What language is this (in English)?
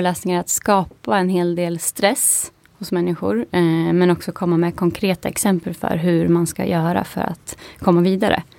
Swedish